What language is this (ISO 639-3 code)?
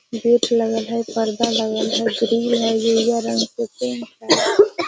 mag